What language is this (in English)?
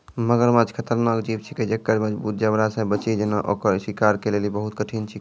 Maithili